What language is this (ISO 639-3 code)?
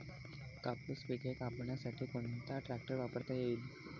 mar